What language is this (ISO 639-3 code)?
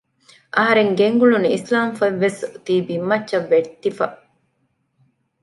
div